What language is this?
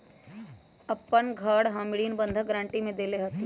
Magahi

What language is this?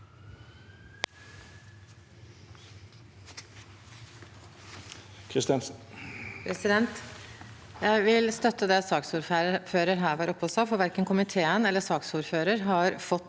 Norwegian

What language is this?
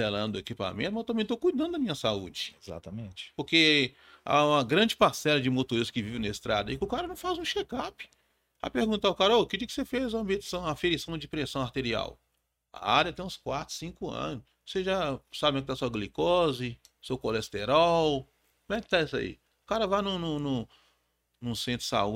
Portuguese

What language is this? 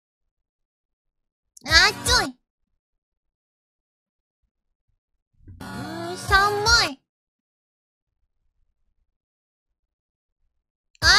Vietnamese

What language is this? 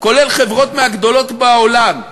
Hebrew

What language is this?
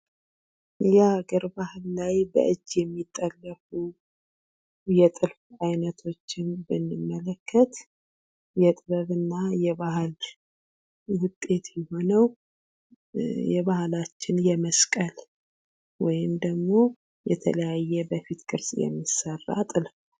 Amharic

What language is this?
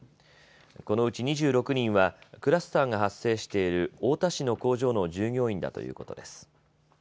Japanese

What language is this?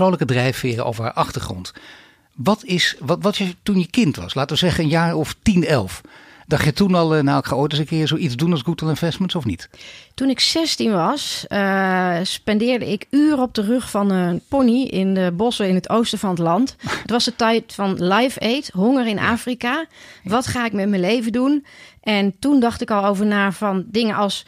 Dutch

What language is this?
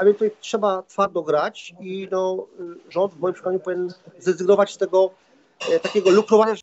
Polish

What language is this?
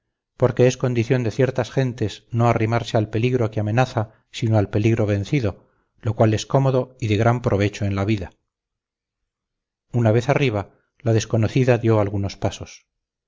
Spanish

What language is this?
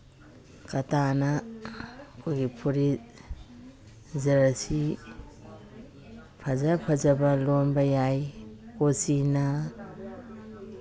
Manipuri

